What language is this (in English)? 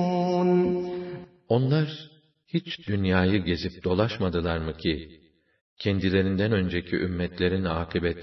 Turkish